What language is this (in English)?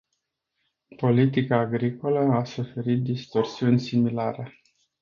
Romanian